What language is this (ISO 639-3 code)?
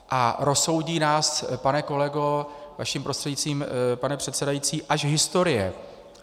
ces